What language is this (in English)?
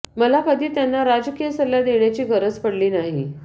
Marathi